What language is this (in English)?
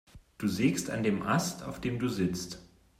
German